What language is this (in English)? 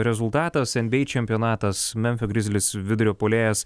Lithuanian